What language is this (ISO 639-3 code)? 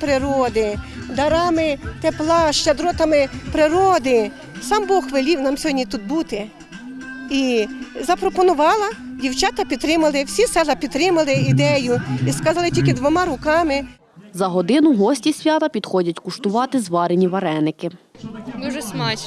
ukr